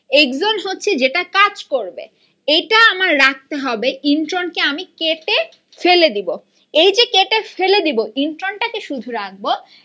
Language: Bangla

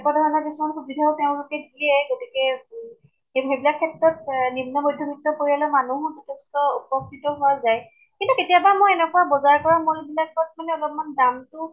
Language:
Assamese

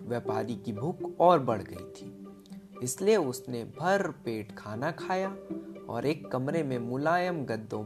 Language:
Hindi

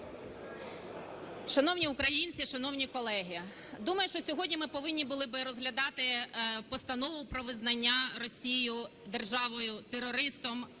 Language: Ukrainian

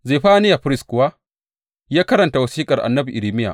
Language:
Hausa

